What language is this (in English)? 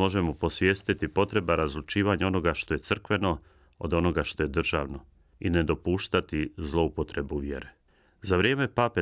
Croatian